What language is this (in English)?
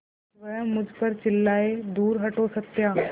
Hindi